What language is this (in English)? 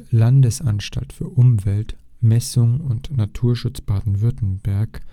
German